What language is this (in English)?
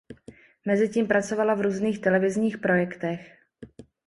Czech